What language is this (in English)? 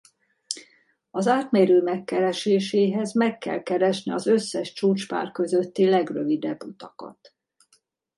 Hungarian